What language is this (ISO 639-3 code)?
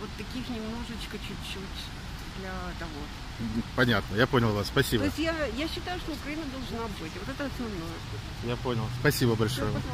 rus